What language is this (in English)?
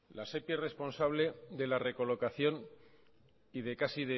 Spanish